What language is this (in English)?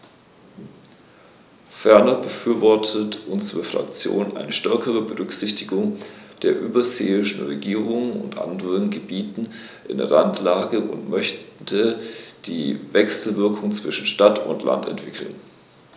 German